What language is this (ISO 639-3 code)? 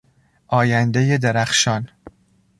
fas